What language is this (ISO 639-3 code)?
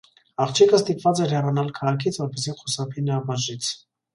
hye